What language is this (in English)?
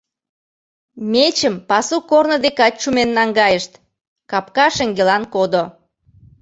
Mari